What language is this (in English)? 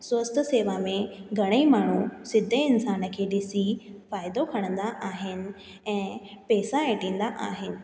Sindhi